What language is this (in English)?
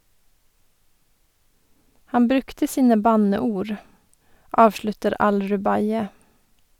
Norwegian